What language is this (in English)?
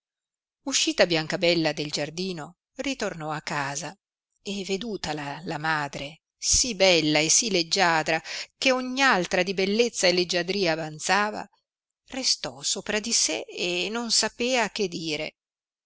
Italian